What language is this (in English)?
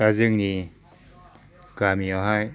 Bodo